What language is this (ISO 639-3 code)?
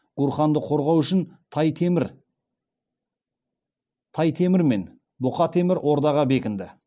kaz